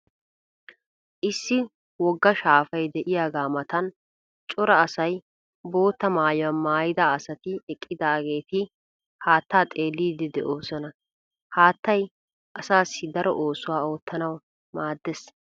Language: Wolaytta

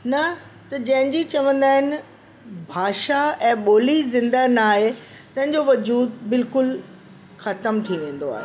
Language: Sindhi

